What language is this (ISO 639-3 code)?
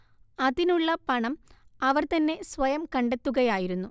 mal